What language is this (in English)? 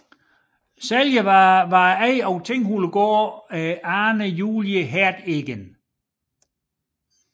Danish